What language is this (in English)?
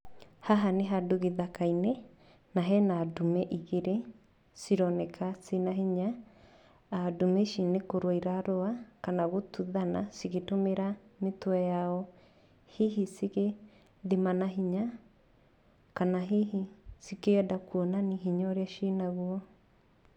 Kikuyu